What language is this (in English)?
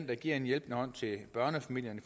Danish